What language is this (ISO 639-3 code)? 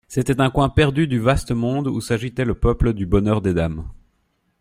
fra